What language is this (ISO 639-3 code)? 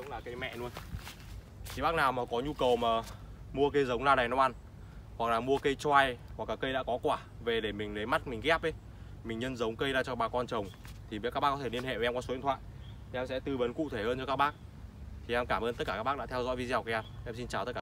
vie